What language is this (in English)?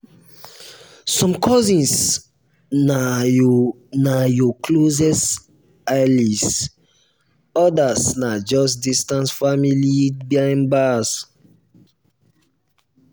Nigerian Pidgin